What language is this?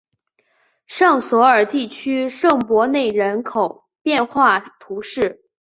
Chinese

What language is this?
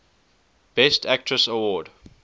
English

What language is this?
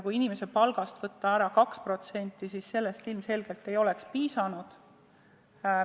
Estonian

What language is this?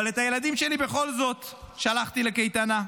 Hebrew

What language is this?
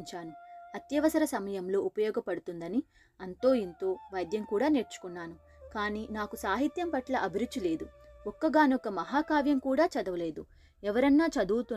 Telugu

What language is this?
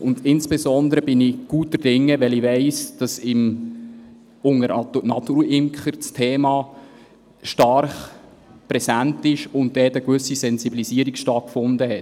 Swiss German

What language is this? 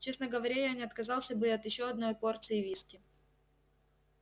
Russian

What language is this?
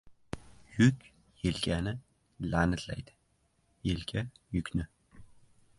Uzbek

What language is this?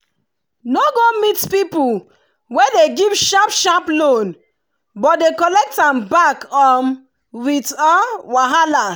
Nigerian Pidgin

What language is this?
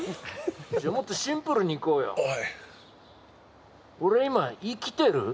Japanese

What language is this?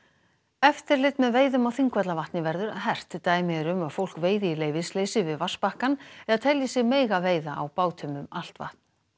Icelandic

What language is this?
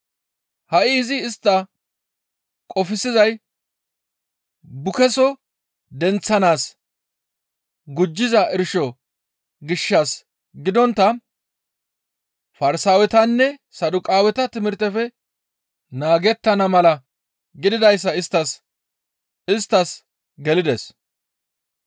Gamo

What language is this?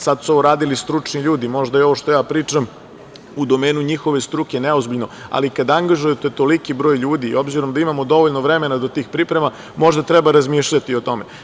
Serbian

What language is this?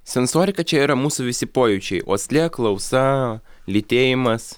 Lithuanian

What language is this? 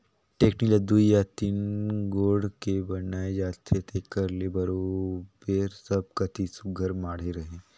Chhattisgarhi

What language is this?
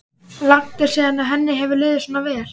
Icelandic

